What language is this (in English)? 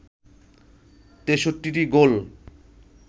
Bangla